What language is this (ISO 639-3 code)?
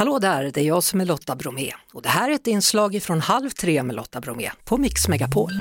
swe